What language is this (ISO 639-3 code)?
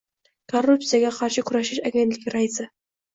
uzb